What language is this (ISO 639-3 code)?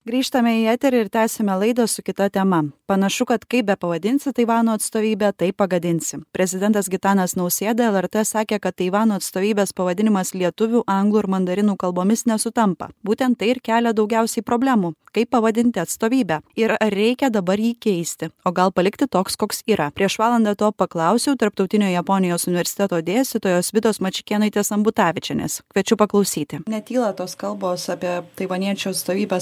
lit